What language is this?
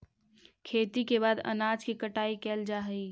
Magahi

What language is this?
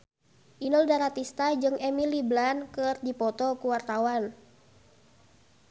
Sundanese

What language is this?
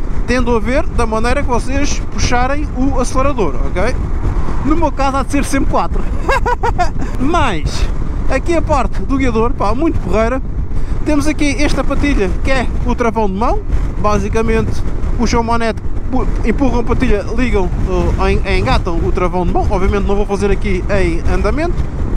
Portuguese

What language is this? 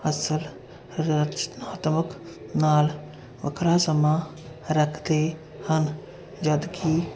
Punjabi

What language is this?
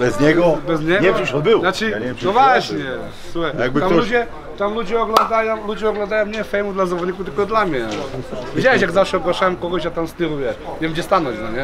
Polish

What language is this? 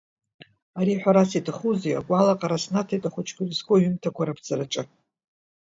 Abkhazian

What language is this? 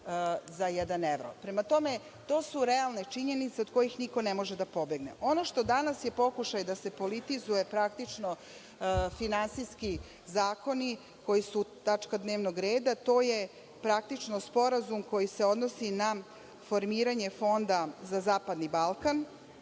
Serbian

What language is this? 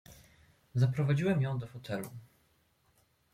Polish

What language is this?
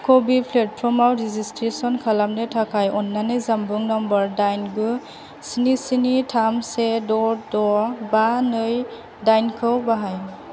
Bodo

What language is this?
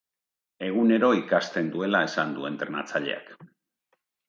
Basque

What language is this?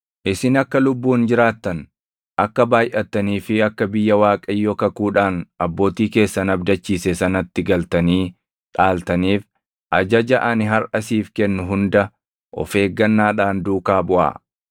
Oromo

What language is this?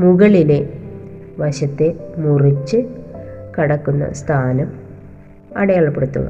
Malayalam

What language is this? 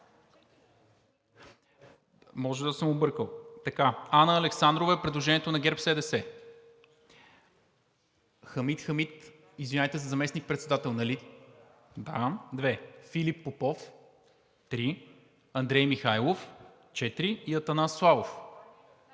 Bulgarian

